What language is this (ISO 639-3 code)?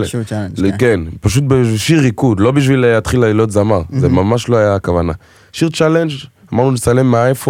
heb